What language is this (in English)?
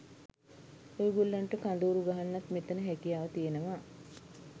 Sinhala